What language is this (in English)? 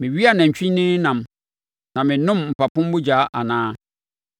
Akan